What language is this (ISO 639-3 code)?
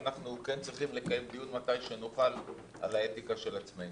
heb